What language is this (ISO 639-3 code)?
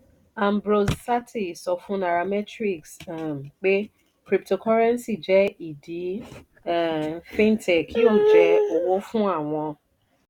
yor